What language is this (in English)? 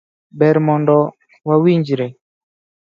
Luo (Kenya and Tanzania)